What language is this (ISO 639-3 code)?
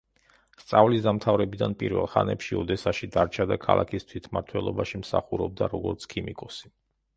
kat